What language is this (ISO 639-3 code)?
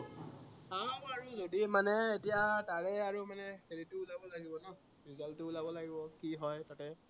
asm